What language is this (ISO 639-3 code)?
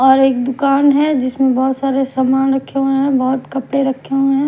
hin